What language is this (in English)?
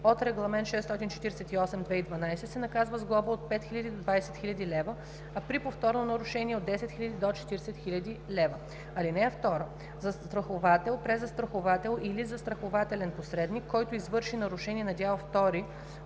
Bulgarian